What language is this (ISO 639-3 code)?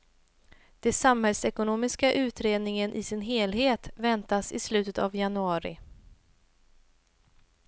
swe